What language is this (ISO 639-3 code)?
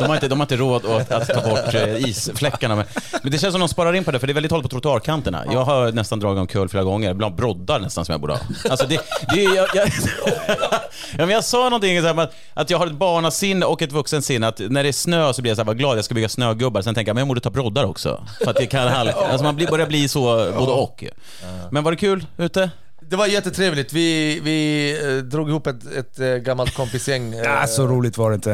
swe